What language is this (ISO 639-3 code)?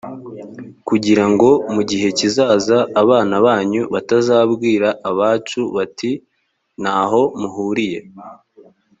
kin